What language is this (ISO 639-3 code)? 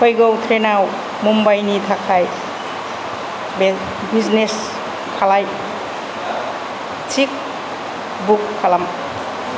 brx